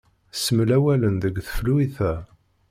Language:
Kabyle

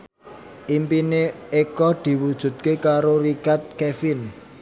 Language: Javanese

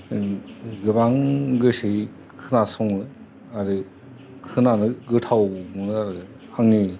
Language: Bodo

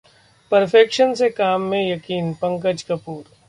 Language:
Hindi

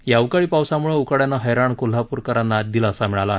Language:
Marathi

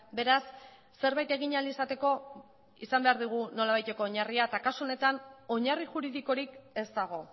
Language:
Basque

